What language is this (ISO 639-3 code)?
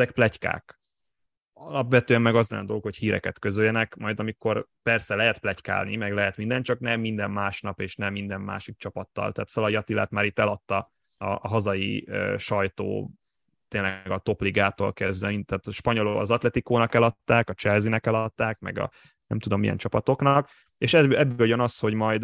hun